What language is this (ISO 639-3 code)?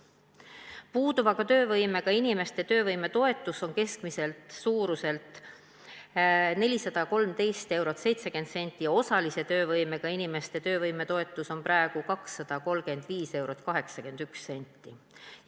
est